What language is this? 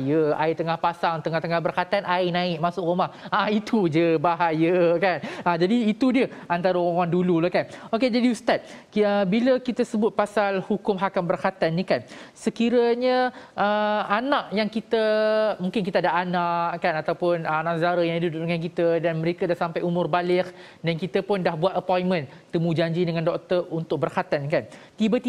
Malay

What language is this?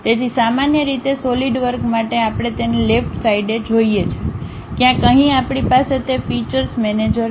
Gujarati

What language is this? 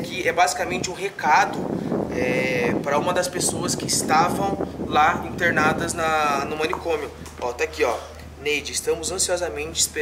Portuguese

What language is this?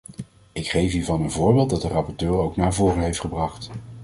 Dutch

